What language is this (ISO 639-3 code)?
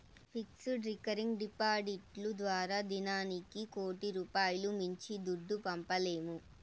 tel